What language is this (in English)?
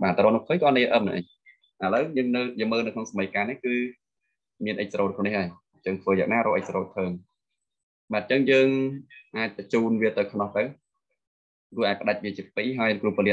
Vietnamese